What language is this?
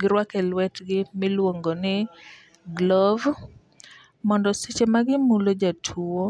Luo (Kenya and Tanzania)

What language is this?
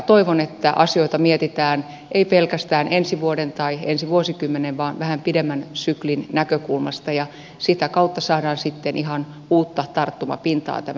Finnish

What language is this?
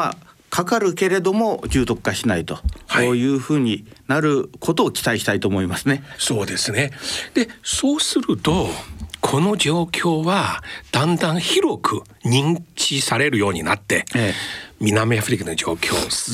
Japanese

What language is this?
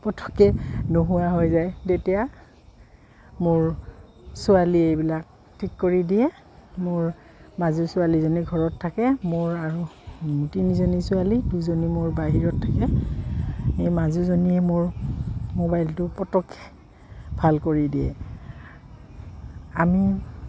Assamese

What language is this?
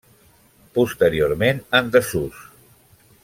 Catalan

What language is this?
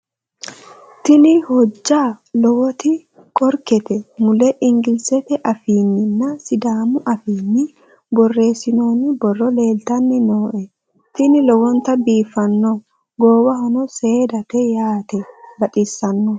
Sidamo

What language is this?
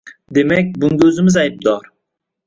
Uzbek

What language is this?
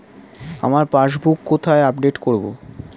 Bangla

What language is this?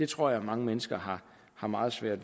Danish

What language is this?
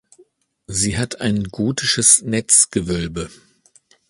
German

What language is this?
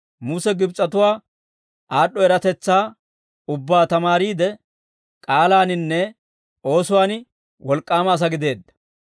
Dawro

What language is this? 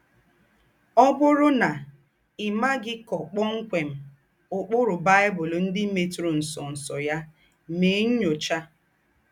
Igbo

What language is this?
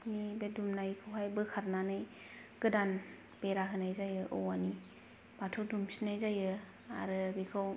Bodo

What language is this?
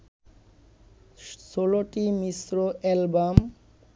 Bangla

